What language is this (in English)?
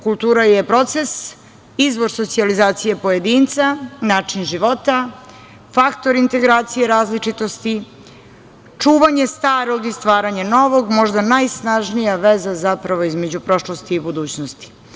Serbian